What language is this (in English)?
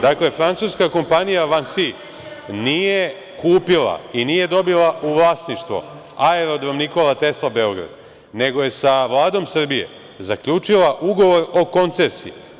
Serbian